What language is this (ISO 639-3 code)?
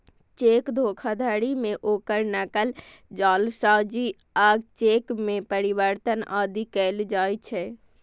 mai